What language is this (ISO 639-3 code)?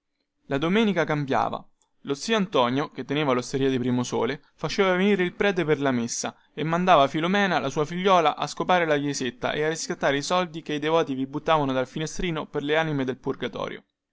ita